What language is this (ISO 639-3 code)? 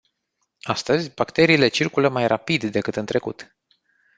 ron